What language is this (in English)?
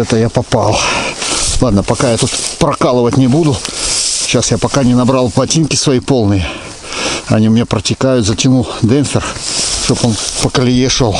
Russian